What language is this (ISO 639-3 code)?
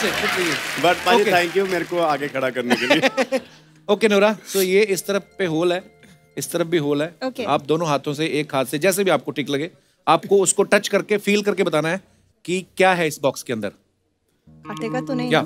hin